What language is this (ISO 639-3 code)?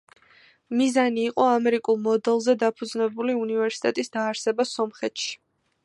kat